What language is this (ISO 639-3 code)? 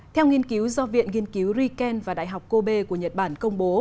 vie